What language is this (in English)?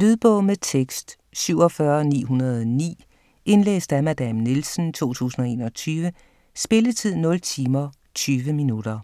Danish